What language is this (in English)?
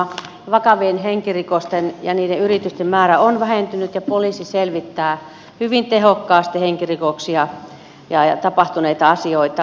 Finnish